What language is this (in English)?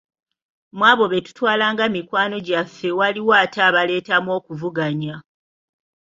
Ganda